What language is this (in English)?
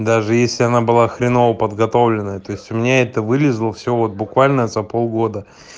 Russian